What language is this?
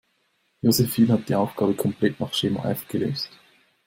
German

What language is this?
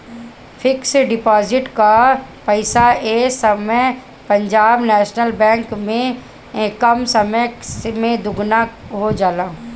Bhojpuri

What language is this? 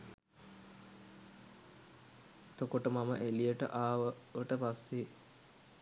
Sinhala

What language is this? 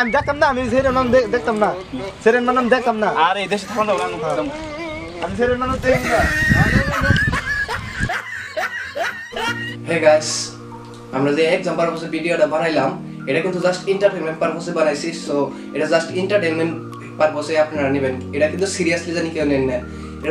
Indonesian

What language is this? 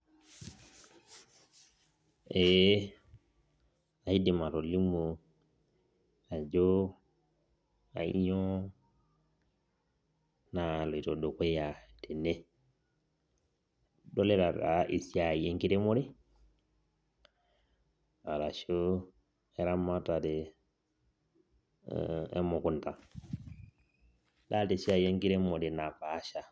Masai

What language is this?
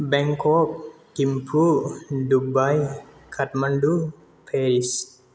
Bodo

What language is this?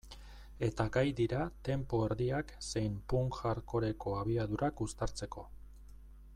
Basque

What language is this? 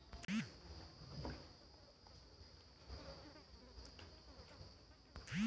Bhojpuri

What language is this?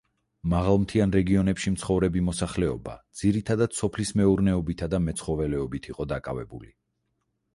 Georgian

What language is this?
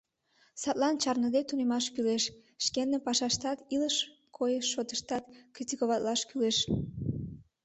Mari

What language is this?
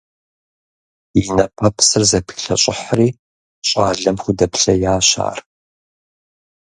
Kabardian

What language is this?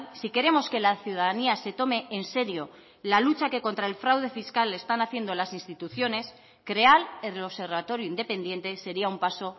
Spanish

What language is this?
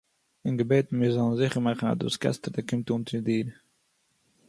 Yiddish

